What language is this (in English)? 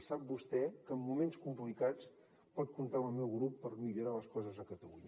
Catalan